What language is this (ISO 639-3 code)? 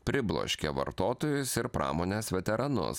lit